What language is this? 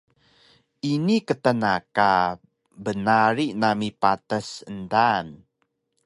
Taroko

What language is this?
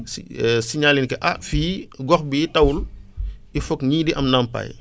Wolof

